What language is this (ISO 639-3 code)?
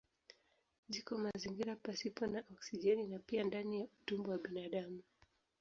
swa